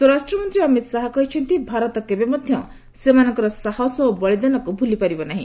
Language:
Odia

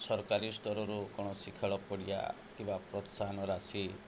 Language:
Odia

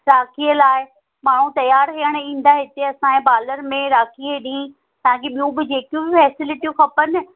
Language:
Sindhi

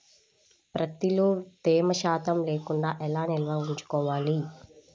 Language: Telugu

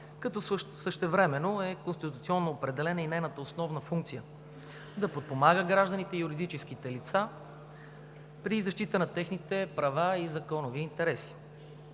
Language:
Bulgarian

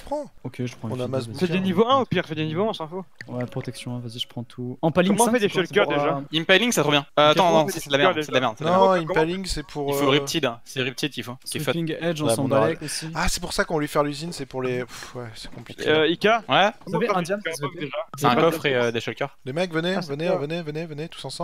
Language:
French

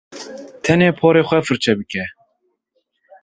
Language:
Kurdish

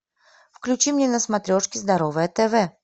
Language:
Russian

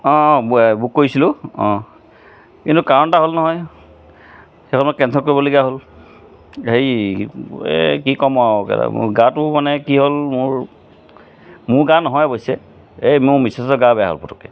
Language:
Assamese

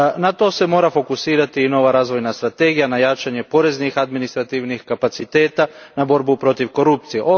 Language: Croatian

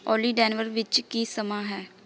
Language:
Punjabi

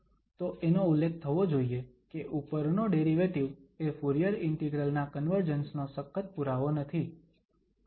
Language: Gujarati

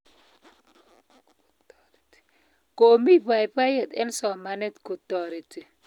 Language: Kalenjin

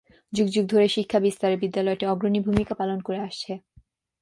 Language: Bangla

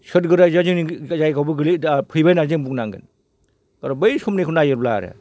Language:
Bodo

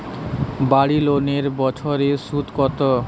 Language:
Bangla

